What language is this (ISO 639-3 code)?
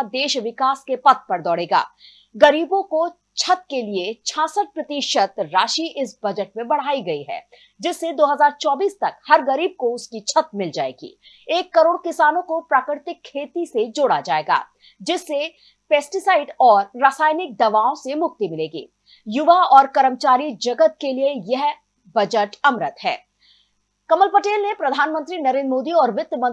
hin